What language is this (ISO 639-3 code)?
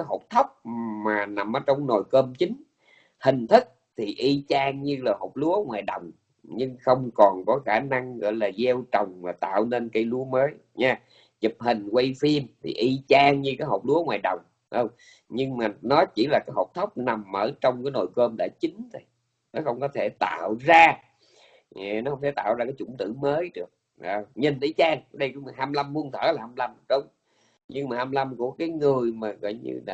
vie